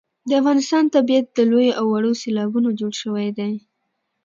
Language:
Pashto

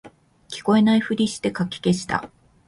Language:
Japanese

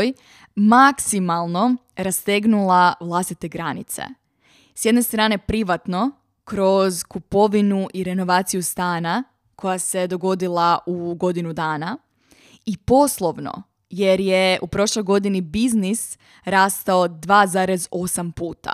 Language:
Croatian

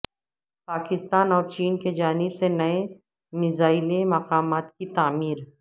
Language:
Urdu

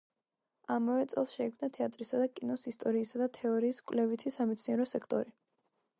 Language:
Georgian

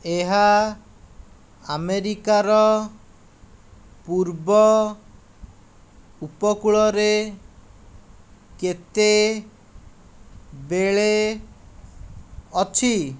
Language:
Odia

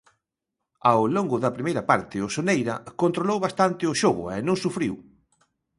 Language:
Galician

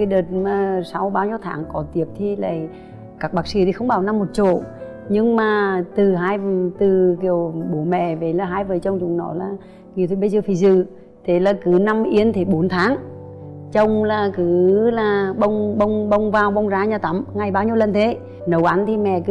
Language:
Vietnamese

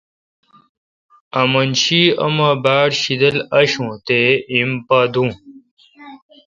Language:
Kalkoti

